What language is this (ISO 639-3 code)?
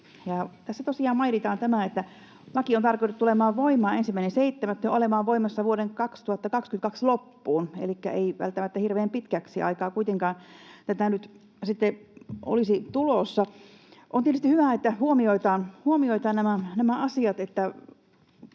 fin